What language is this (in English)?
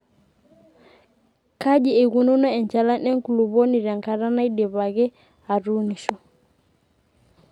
Masai